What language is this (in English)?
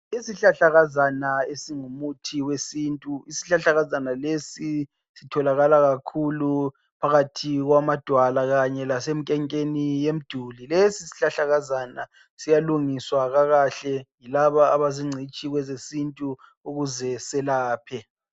North Ndebele